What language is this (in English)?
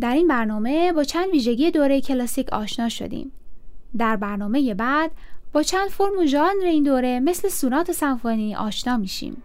Persian